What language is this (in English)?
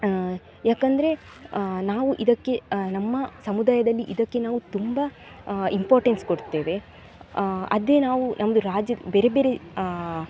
Kannada